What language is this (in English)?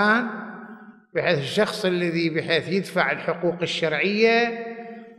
Arabic